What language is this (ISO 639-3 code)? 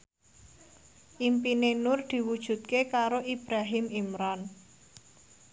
jav